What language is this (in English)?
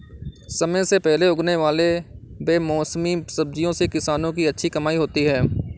Hindi